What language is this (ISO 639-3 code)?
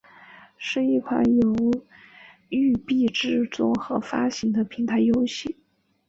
zho